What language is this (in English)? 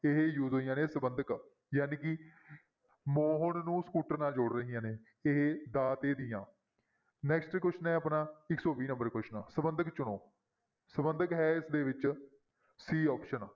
Punjabi